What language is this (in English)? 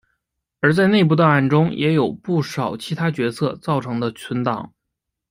Chinese